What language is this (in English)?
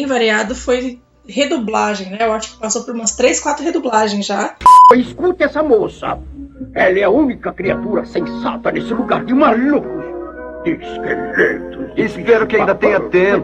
Portuguese